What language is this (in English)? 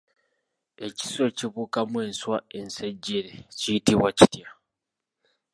Ganda